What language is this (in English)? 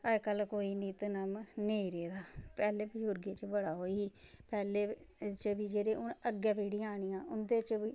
Dogri